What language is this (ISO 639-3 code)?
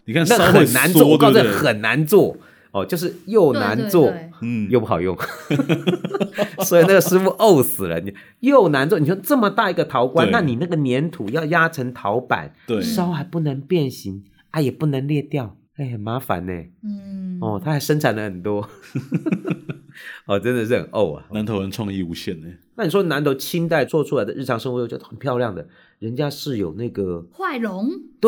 zho